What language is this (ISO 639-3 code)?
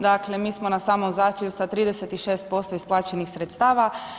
hrv